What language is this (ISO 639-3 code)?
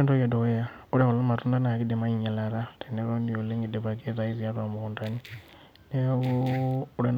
mas